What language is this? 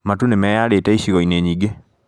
Kikuyu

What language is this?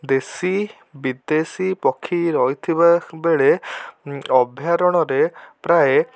Odia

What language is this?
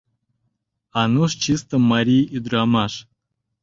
Mari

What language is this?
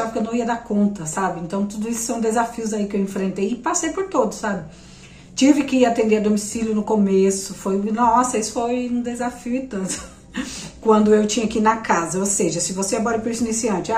Portuguese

